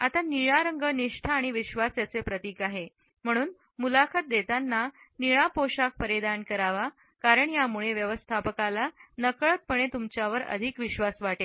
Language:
Marathi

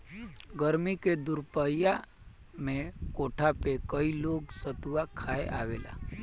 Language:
Bhojpuri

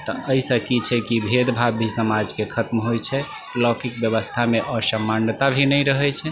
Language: Maithili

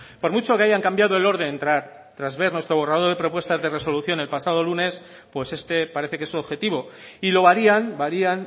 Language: Spanish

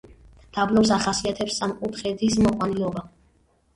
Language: Georgian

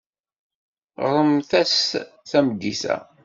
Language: Kabyle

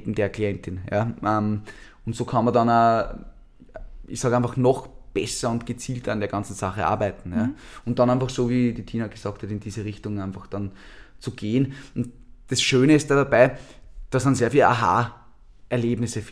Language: German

